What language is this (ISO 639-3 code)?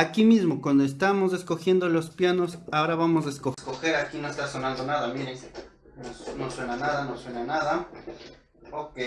spa